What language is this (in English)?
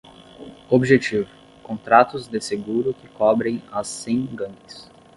Portuguese